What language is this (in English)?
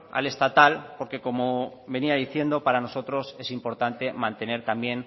Spanish